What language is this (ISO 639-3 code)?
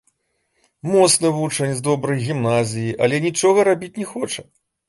bel